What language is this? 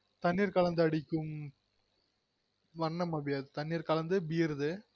Tamil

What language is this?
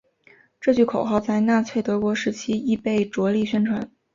Chinese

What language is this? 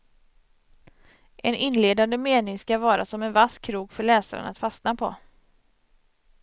Swedish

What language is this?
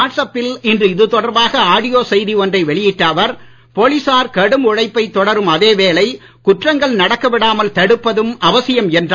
Tamil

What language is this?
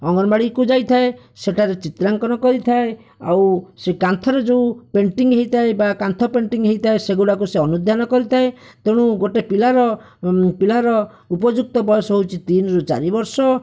Odia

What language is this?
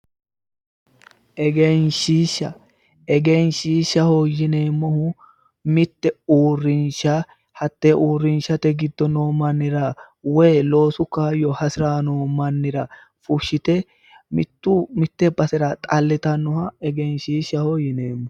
Sidamo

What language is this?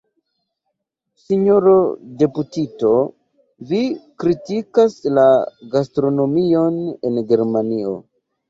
Esperanto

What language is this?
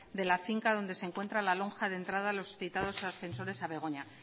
Spanish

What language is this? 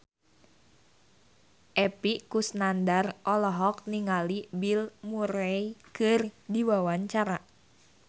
Sundanese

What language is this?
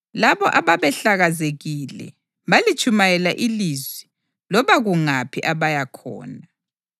North Ndebele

